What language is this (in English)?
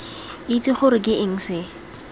Tswana